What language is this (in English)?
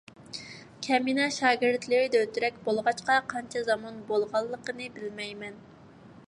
Uyghur